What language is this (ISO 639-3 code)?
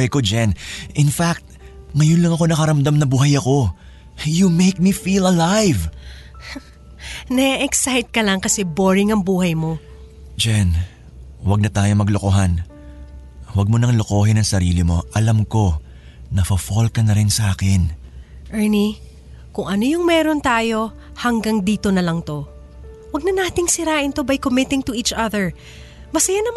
fil